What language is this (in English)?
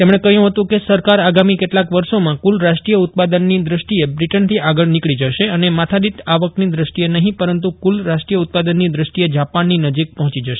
Gujarati